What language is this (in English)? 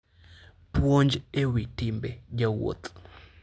Luo (Kenya and Tanzania)